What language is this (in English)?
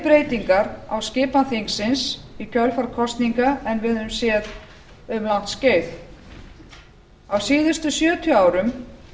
Icelandic